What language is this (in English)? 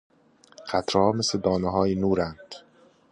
Persian